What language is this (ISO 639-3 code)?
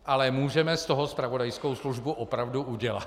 ces